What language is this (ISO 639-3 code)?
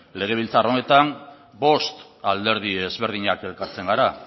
eus